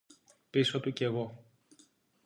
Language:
Greek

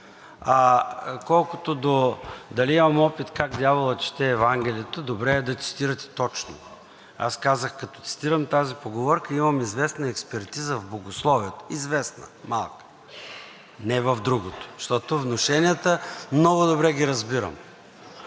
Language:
Bulgarian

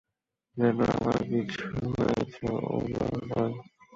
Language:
Bangla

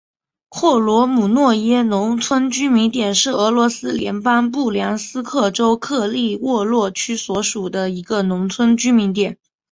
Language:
Chinese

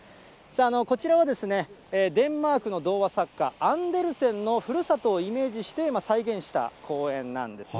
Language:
Japanese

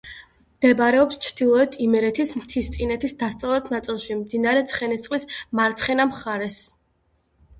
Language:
Georgian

